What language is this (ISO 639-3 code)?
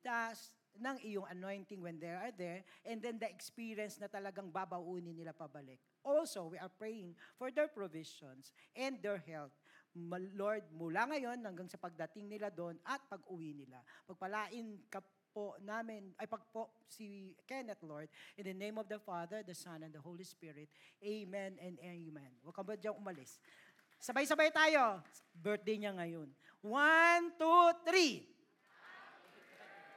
fil